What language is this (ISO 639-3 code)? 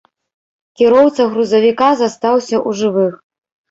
bel